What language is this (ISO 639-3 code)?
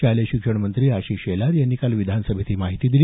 mar